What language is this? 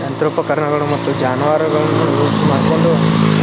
Kannada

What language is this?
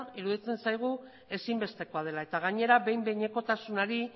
Basque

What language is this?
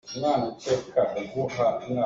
Hakha Chin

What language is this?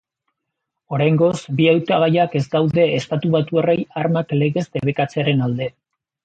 Basque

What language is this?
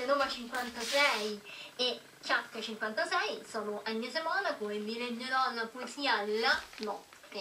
Italian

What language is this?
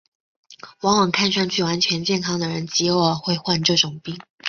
Chinese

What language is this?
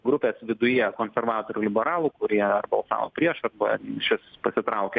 Lithuanian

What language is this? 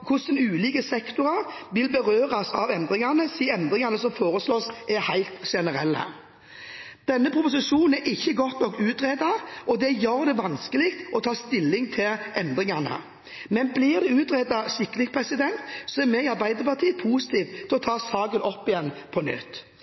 Norwegian Bokmål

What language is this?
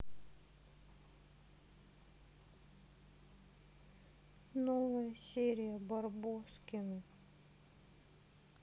Russian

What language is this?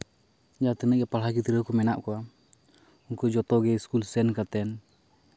Santali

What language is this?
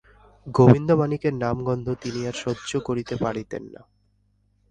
Bangla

